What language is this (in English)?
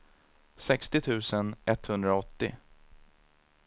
Swedish